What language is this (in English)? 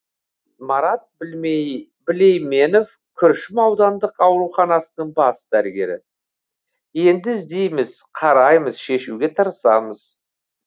Kazakh